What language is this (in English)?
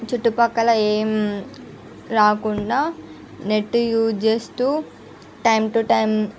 Telugu